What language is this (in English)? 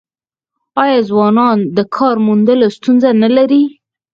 Pashto